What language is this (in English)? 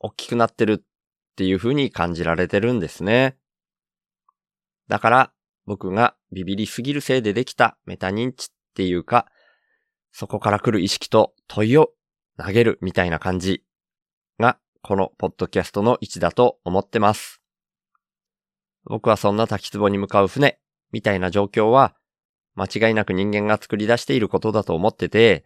Japanese